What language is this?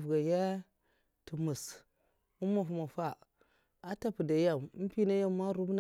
Mafa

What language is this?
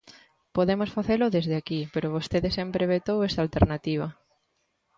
Galician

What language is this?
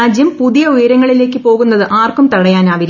Malayalam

